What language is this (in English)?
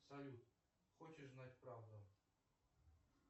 Russian